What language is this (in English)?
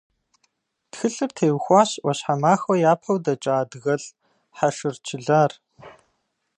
Kabardian